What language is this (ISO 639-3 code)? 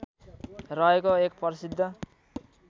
nep